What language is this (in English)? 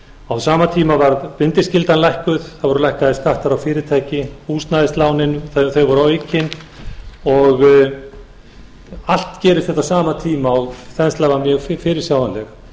Icelandic